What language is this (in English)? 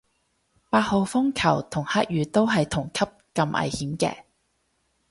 Cantonese